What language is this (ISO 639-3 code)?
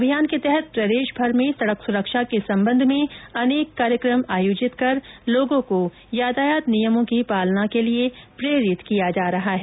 hin